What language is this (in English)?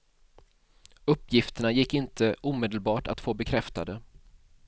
Swedish